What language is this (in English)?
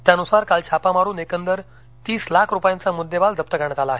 Marathi